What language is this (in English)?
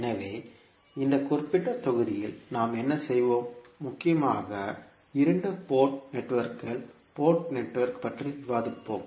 Tamil